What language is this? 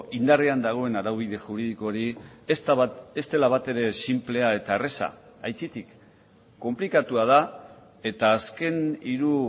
Basque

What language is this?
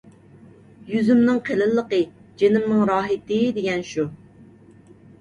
Uyghur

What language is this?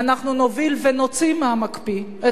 Hebrew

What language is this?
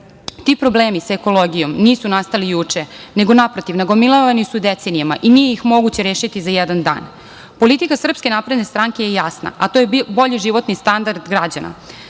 Serbian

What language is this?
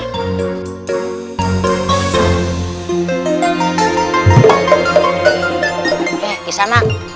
Indonesian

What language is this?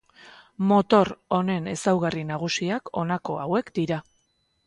Basque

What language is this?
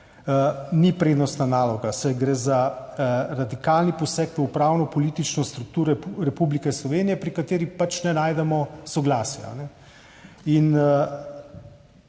Slovenian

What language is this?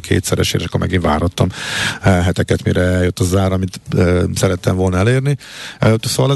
Hungarian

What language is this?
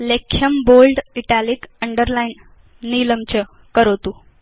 Sanskrit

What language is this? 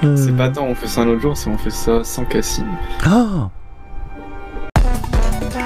French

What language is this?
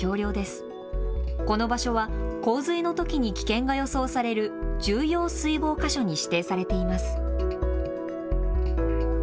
Japanese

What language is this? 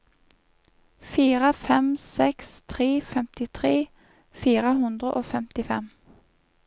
Norwegian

